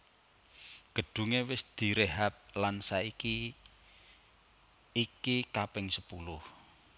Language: Javanese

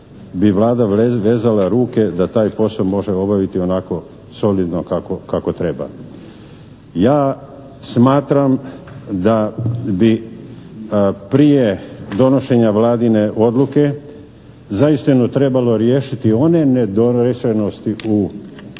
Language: Croatian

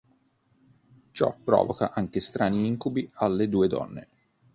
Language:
Italian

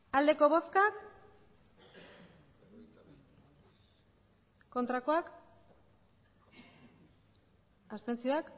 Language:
Basque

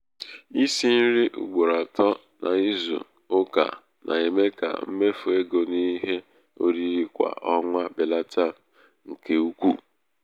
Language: Igbo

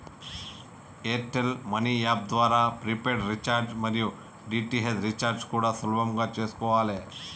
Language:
Telugu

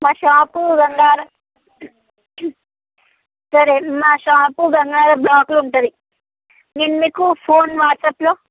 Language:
Telugu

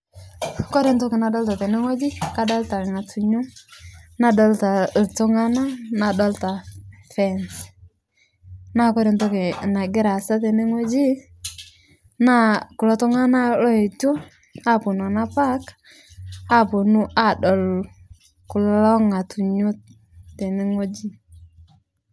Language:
Masai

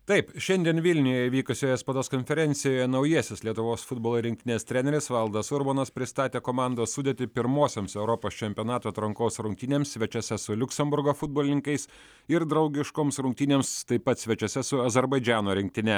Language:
Lithuanian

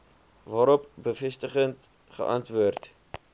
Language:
Afrikaans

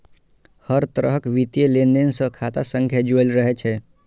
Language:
Maithili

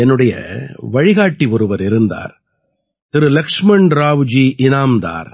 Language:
Tamil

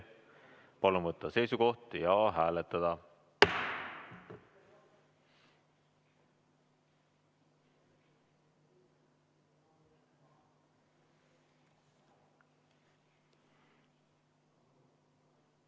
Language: Estonian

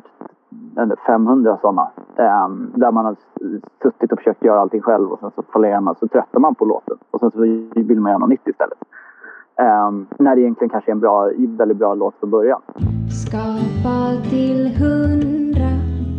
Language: Swedish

